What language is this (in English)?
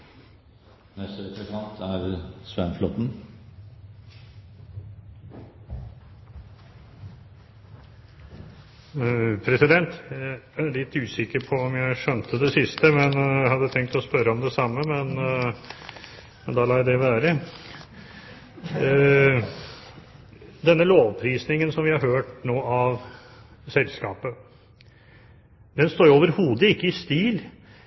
Norwegian